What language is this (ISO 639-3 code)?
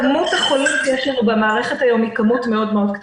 heb